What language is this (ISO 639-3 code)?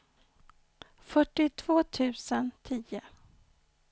swe